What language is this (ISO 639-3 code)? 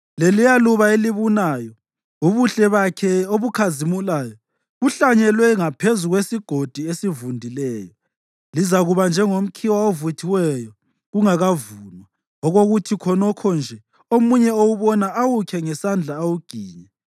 nde